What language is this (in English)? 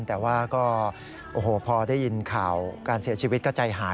Thai